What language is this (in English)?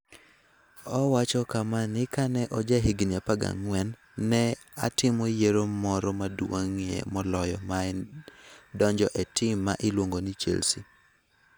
Luo (Kenya and Tanzania)